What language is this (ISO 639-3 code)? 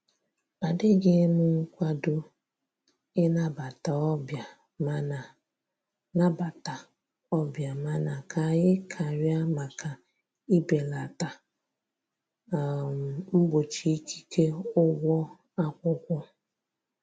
ibo